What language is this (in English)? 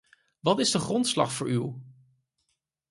Dutch